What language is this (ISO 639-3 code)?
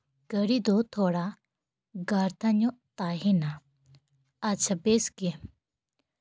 sat